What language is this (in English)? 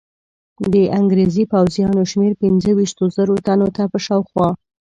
Pashto